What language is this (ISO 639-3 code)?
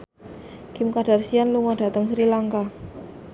jav